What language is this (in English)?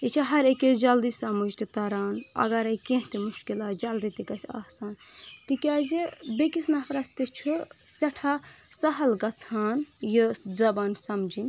Kashmiri